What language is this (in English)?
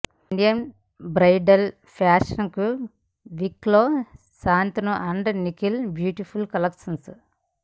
Telugu